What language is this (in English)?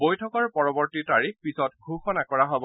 Assamese